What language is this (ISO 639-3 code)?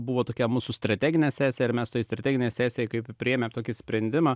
lit